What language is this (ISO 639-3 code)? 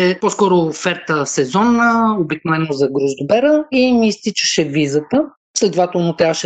bul